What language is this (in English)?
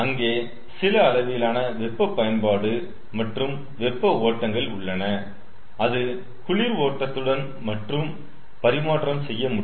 Tamil